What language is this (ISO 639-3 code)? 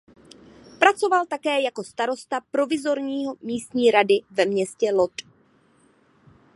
ces